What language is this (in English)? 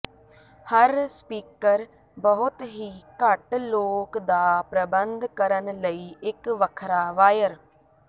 Punjabi